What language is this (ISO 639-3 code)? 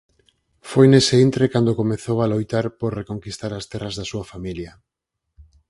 glg